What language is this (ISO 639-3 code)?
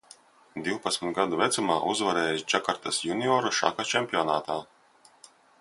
lav